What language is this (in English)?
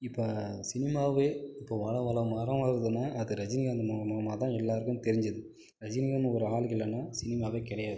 Tamil